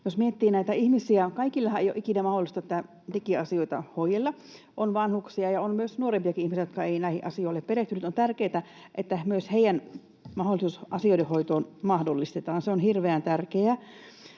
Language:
Finnish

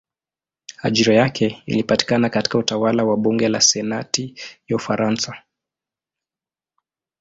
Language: Swahili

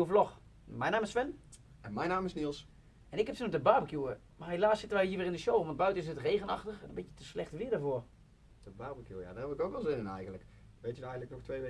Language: Dutch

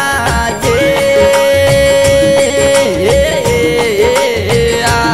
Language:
Hindi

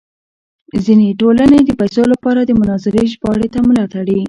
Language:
Pashto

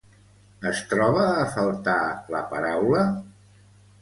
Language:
Catalan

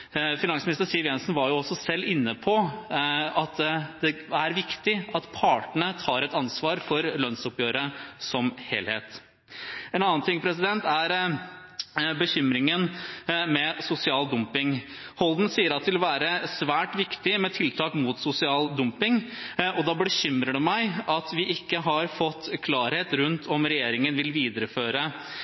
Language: Norwegian Bokmål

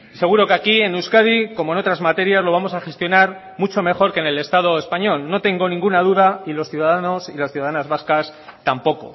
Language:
Spanish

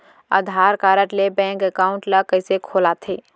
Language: Chhattisgarhi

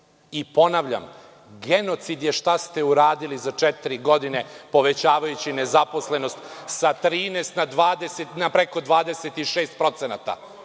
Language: Serbian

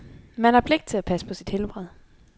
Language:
Danish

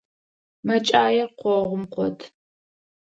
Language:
Adyghe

